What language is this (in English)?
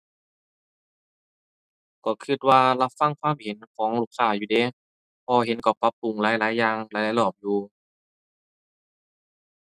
Thai